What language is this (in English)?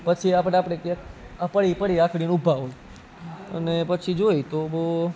Gujarati